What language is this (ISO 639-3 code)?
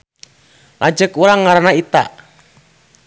sun